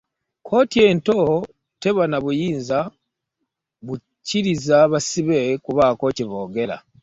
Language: Ganda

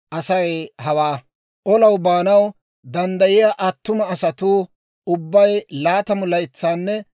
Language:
Dawro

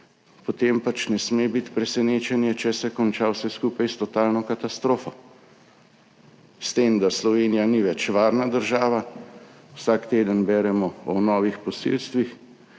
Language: Slovenian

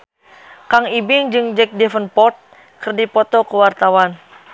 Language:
Sundanese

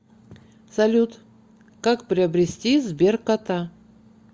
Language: Russian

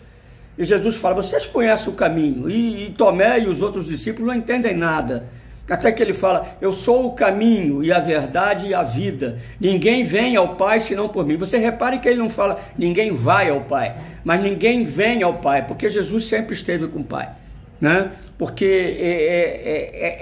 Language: Portuguese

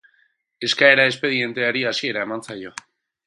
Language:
Basque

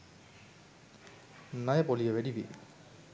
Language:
Sinhala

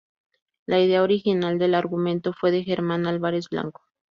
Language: Spanish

